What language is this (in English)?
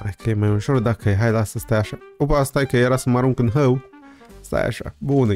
Romanian